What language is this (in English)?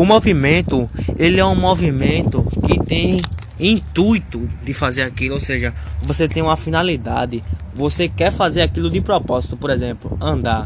Portuguese